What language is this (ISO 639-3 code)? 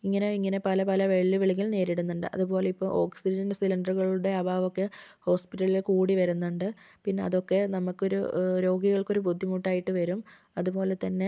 mal